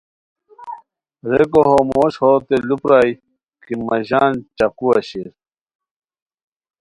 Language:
Khowar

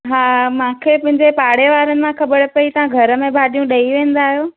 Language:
Sindhi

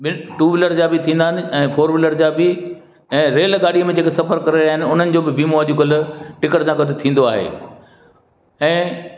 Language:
Sindhi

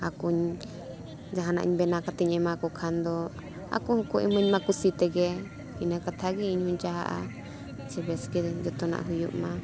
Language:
Santali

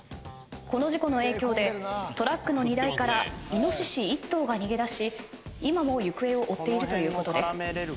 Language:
Japanese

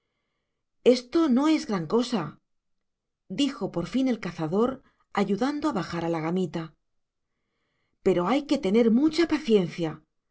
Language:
Spanish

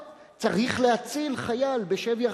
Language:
Hebrew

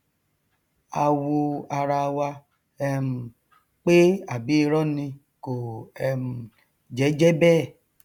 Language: Yoruba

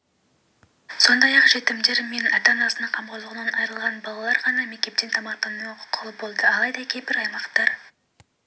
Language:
Kazakh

